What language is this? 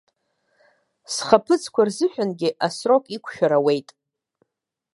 Abkhazian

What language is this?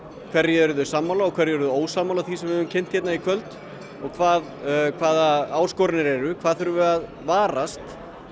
Icelandic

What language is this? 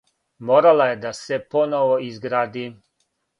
Serbian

